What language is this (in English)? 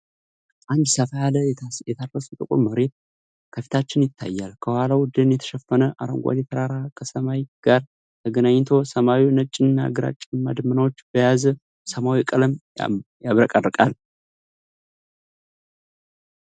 Amharic